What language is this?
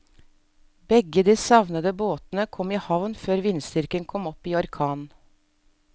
Norwegian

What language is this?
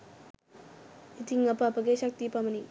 Sinhala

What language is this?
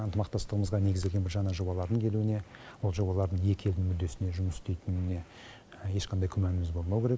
Kazakh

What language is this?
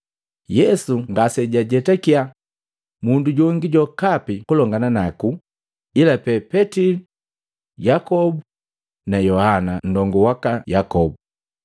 Matengo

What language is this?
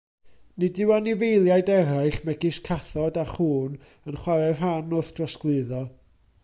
Welsh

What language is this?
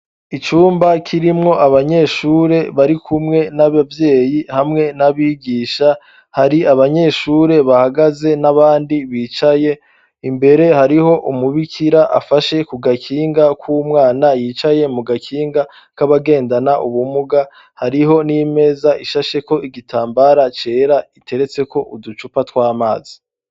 Rundi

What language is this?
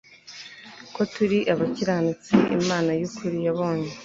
Kinyarwanda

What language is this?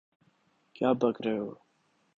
Urdu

